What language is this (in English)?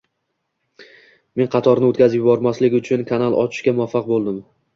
Uzbek